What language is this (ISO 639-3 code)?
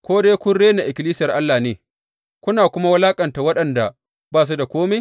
hau